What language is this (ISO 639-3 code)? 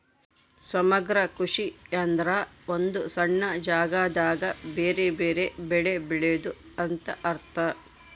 kan